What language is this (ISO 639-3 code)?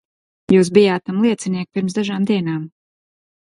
lav